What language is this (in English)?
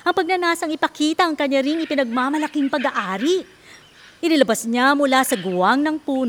Filipino